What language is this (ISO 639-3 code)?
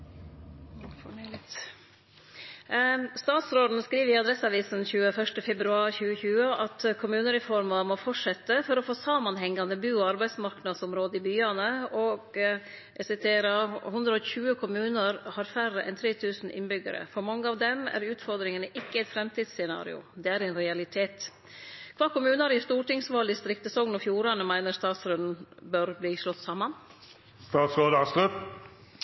nno